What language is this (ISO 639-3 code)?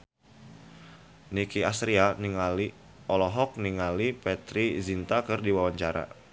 sun